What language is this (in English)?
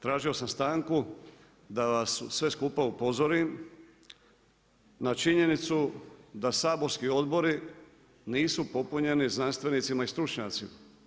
Croatian